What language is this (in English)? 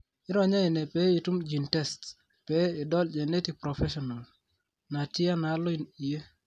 Masai